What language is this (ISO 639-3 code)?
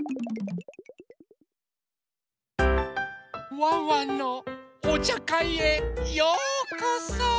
jpn